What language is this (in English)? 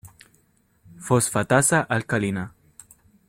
Spanish